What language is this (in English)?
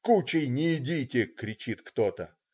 Russian